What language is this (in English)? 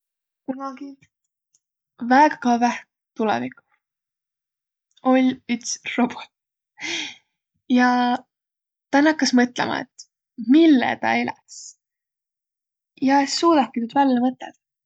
Võro